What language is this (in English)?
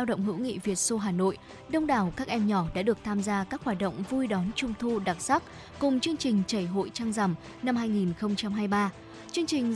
Vietnamese